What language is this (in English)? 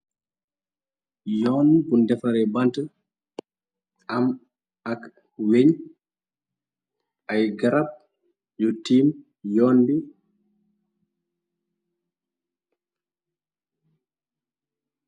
Wolof